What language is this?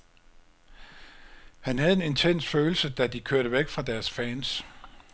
Danish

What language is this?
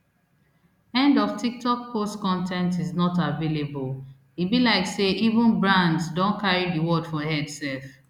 Nigerian Pidgin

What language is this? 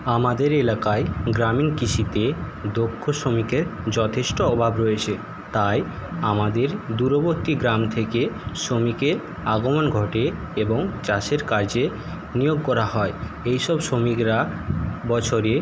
Bangla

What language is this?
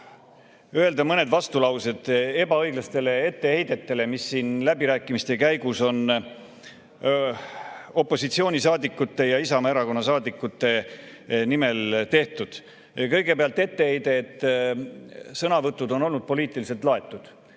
Estonian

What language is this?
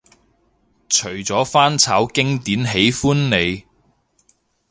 Cantonese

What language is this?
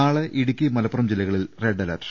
Malayalam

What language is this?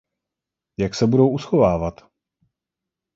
Czech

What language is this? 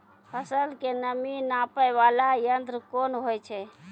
Maithili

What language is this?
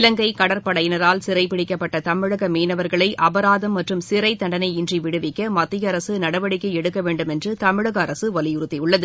Tamil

